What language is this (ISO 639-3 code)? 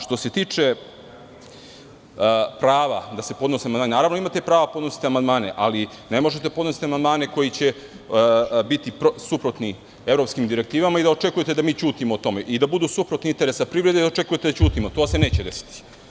srp